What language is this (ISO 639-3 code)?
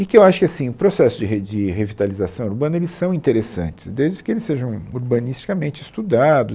por